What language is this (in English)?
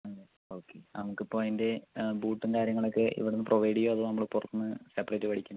Malayalam